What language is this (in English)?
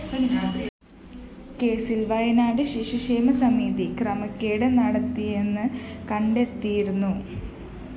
Malayalam